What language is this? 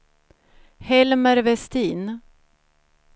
Swedish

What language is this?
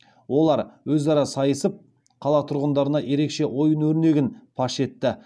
Kazakh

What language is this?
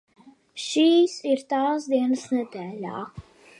Latvian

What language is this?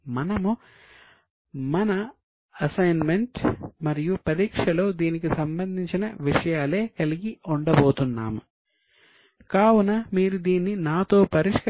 Telugu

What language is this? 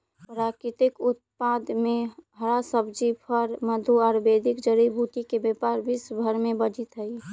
Magahi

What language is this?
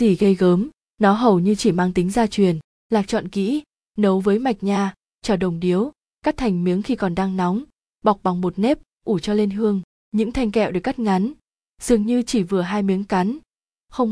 Vietnamese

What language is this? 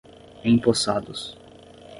Portuguese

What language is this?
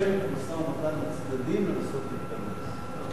Hebrew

